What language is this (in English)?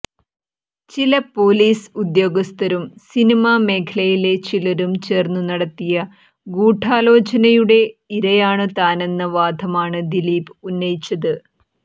Malayalam